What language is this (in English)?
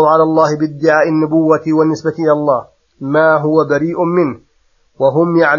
Arabic